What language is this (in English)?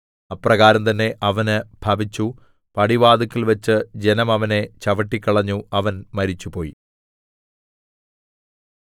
Malayalam